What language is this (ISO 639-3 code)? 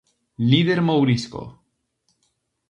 glg